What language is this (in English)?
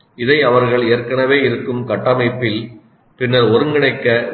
Tamil